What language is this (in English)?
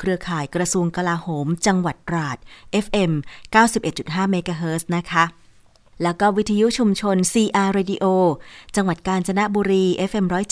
Thai